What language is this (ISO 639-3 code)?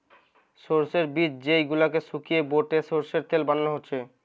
ben